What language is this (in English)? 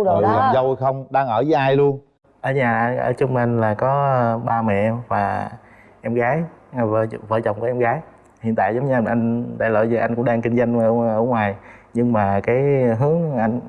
Vietnamese